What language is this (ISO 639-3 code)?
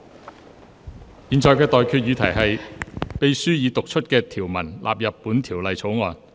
yue